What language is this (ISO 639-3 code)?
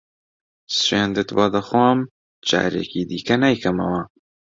ckb